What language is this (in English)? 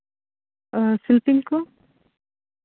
Santali